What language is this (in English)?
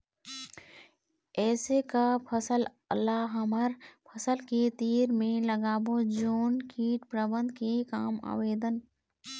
Chhattisgarhi